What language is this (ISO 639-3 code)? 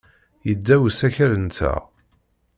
kab